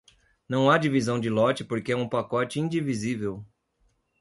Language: Portuguese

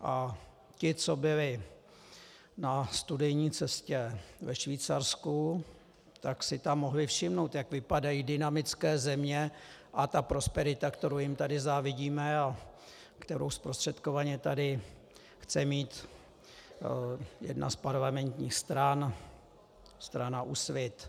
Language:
Czech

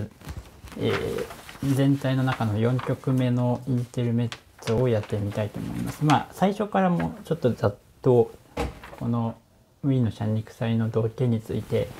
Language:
Japanese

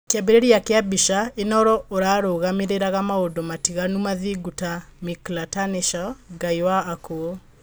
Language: Kikuyu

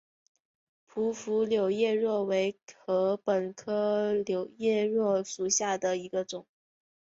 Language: Chinese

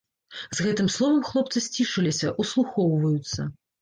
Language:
Belarusian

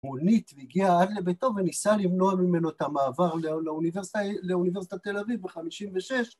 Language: Hebrew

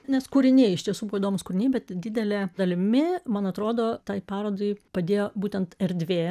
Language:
Lithuanian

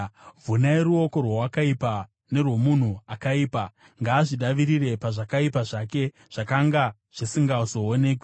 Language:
Shona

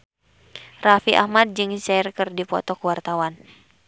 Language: Sundanese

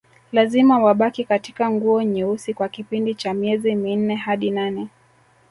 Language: Swahili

